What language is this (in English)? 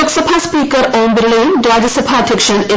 Malayalam